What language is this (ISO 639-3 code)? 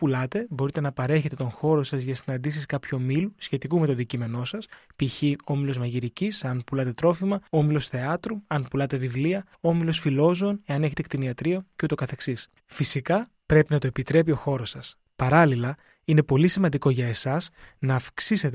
ell